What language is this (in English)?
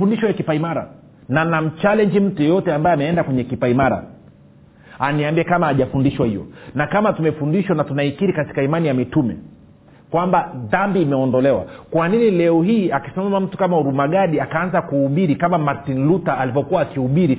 Swahili